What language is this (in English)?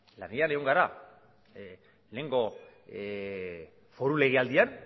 Basque